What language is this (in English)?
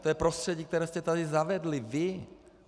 Czech